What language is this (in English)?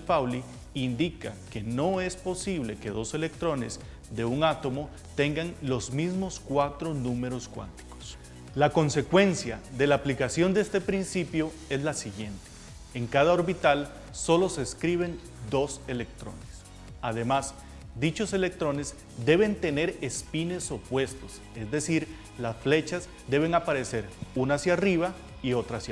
Spanish